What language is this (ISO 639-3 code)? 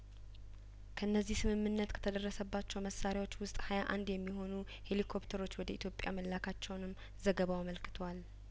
amh